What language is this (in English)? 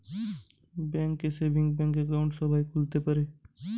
Bangla